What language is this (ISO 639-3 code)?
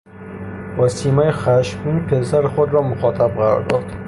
fas